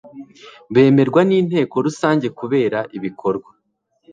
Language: Kinyarwanda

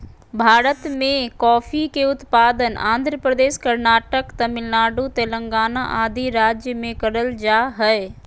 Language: Magahi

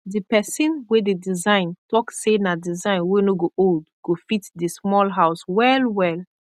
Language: Nigerian Pidgin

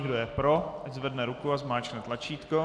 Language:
Czech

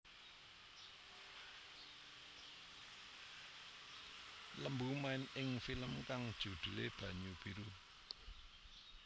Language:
Javanese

